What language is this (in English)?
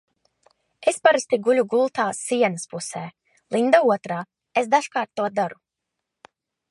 Latvian